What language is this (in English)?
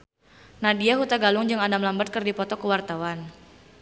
Sundanese